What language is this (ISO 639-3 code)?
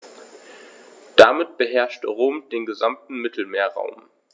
deu